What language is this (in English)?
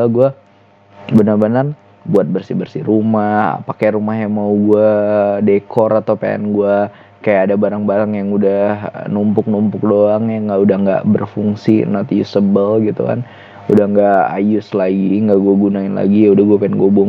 Indonesian